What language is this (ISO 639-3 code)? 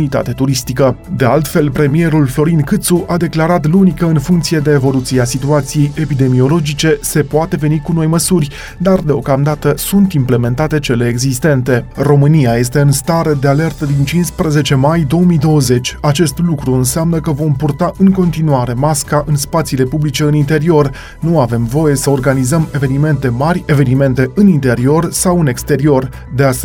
ron